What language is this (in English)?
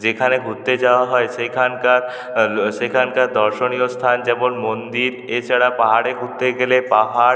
Bangla